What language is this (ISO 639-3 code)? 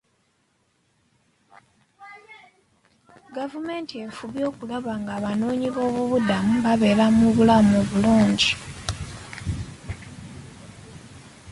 lug